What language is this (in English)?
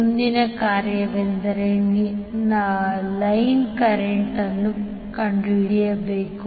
Kannada